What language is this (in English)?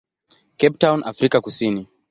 Swahili